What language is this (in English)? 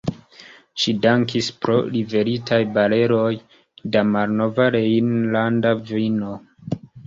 Esperanto